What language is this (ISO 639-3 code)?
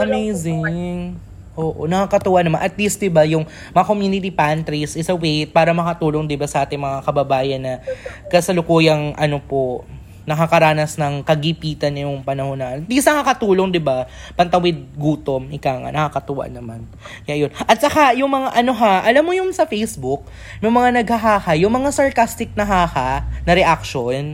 fil